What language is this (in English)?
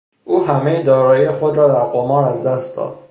Persian